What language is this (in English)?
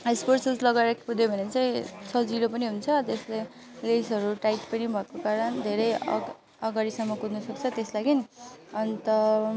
Nepali